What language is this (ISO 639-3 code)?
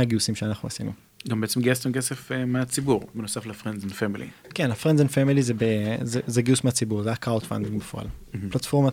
heb